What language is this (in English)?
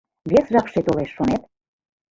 Mari